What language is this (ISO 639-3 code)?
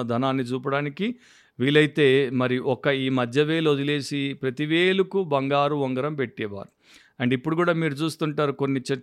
tel